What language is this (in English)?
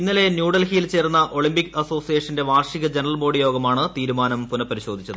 Malayalam